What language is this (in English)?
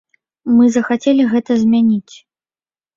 Belarusian